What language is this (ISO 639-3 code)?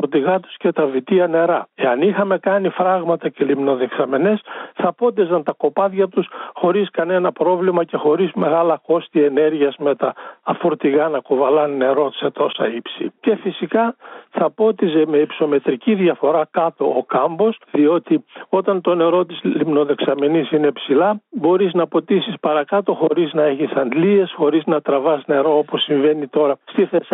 ell